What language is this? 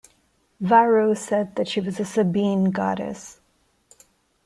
English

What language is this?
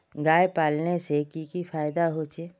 Magahi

